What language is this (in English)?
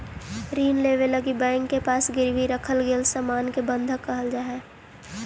Magahi